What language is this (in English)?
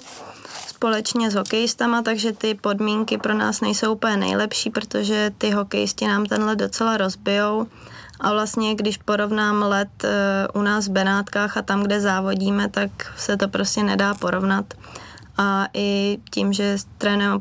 Czech